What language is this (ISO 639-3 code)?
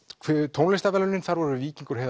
isl